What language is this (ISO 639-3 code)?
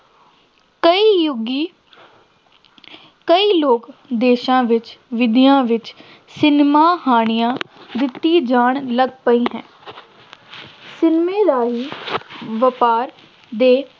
pan